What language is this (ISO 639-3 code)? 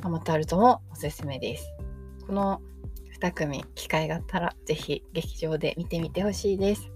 jpn